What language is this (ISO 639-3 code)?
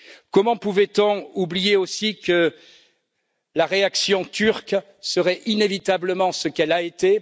fra